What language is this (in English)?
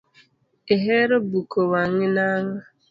Luo (Kenya and Tanzania)